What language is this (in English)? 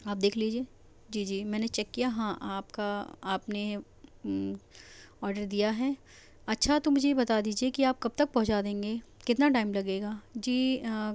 Urdu